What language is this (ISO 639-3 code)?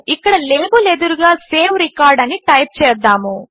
tel